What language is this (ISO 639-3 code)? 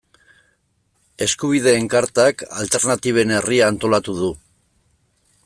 eus